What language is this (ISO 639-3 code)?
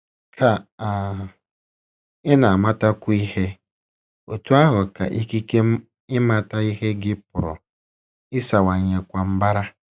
ibo